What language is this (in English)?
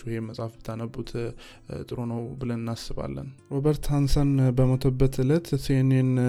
Amharic